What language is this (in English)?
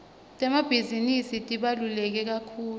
Swati